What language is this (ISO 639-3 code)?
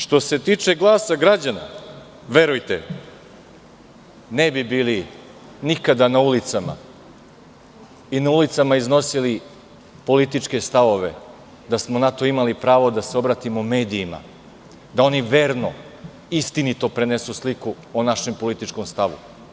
srp